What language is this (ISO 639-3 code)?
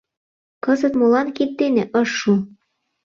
chm